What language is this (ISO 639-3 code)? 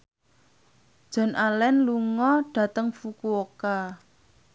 jav